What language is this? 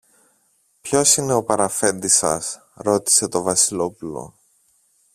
Greek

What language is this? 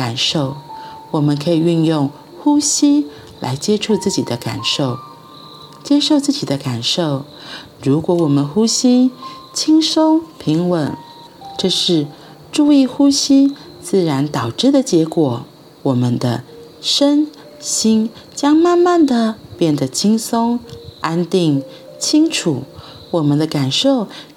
Chinese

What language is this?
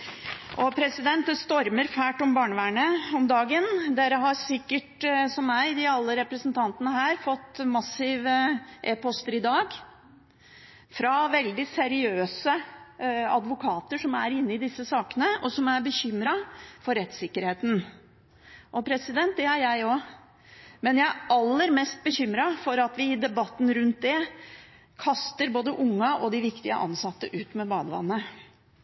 Norwegian Bokmål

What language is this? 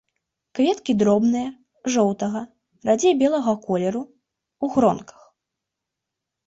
Belarusian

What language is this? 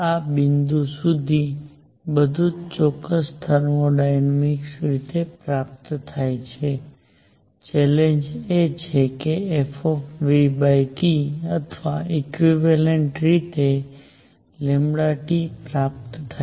Gujarati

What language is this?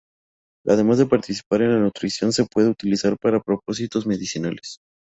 Spanish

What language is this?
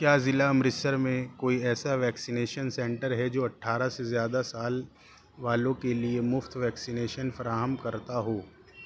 Urdu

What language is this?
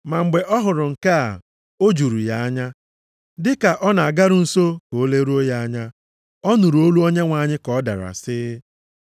Igbo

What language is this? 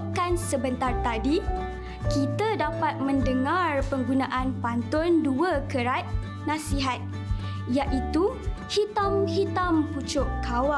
Malay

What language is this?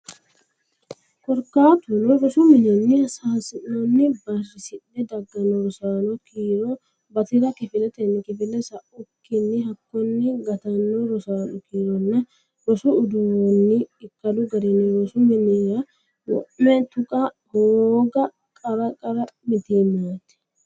Sidamo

